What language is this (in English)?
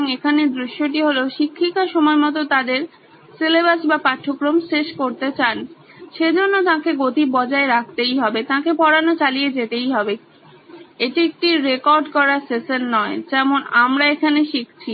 Bangla